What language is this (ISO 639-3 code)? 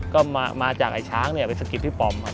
tha